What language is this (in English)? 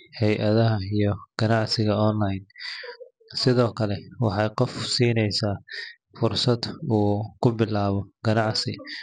Somali